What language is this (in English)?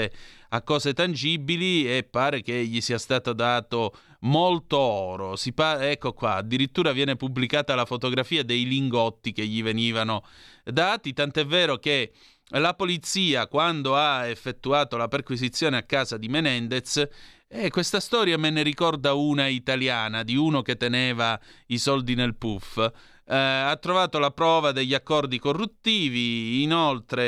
Italian